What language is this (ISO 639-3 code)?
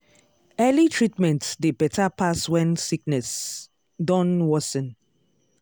pcm